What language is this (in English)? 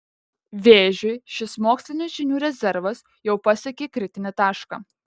Lithuanian